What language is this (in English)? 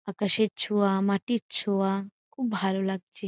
Bangla